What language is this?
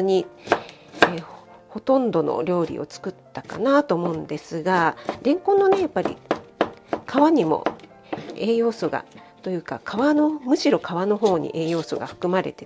Japanese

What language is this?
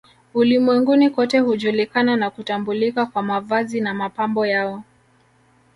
Swahili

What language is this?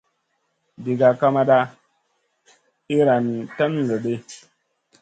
Masana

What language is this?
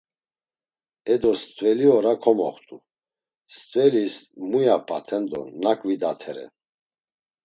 Laz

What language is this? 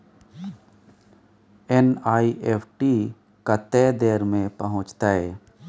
Maithili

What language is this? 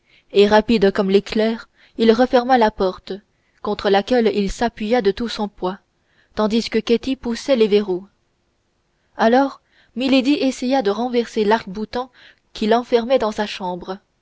French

